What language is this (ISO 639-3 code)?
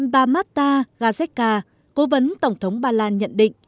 vie